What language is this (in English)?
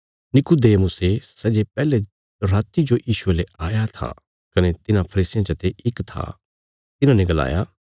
Bilaspuri